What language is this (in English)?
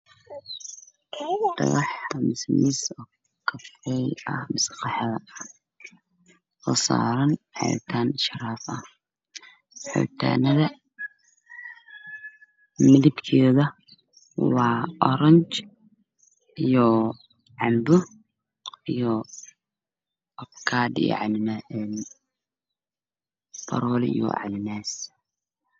Somali